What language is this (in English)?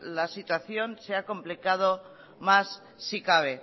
Spanish